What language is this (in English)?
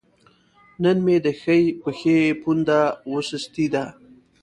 Pashto